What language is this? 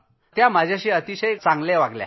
Marathi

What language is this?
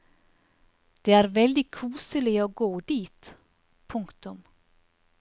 Norwegian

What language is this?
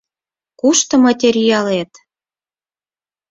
Mari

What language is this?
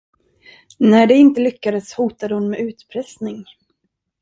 Swedish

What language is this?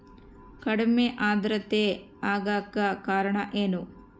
Kannada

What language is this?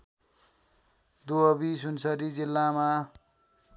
Nepali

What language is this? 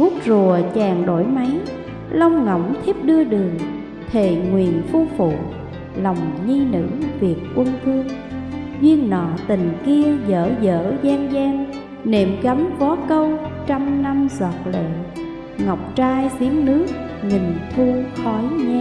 Vietnamese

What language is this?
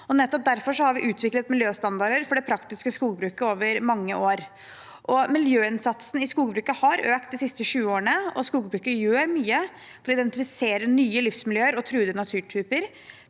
Norwegian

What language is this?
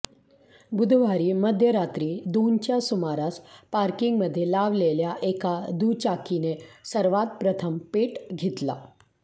Marathi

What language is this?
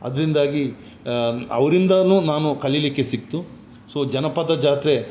Kannada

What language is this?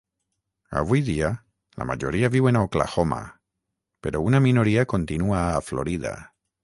Catalan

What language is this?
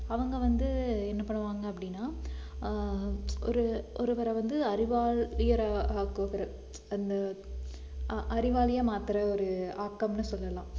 Tamil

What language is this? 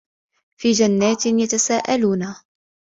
Arabic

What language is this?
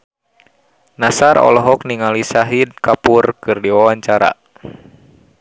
Sundanese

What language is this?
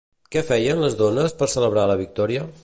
Catalan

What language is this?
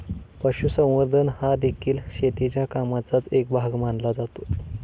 Marathi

